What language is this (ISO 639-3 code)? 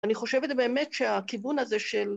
heb